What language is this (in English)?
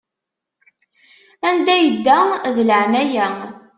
Kabyle